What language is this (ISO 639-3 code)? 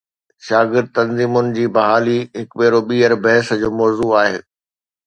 snd